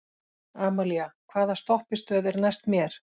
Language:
Icelandic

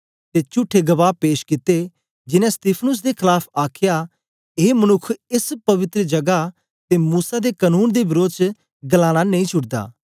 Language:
Dogri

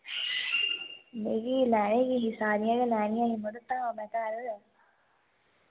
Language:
Dogri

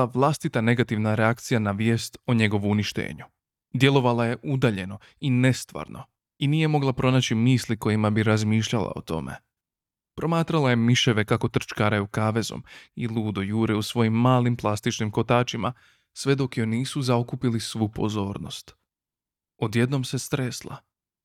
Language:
Croatian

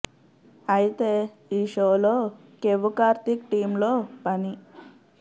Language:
Telugu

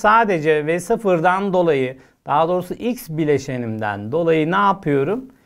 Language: Turkish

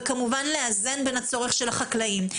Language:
Hebrew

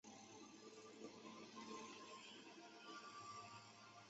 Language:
Chinese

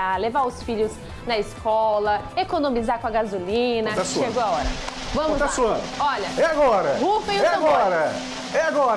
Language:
Portuguese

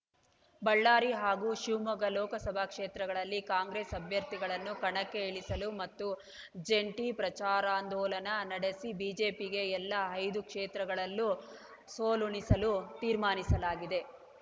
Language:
Kannada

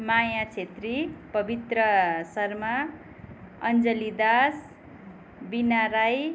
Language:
Nepali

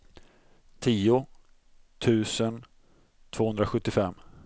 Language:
Swedish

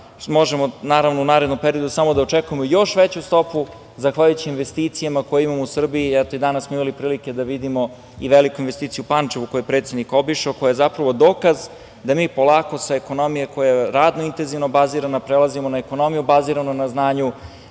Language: Serbian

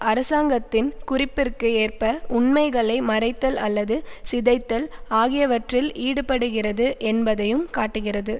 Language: Tamil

